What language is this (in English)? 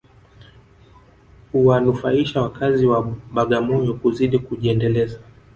Swahili